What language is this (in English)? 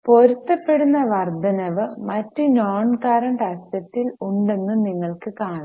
Malayalam